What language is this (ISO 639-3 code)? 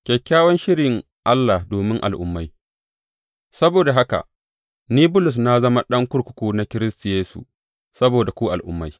hau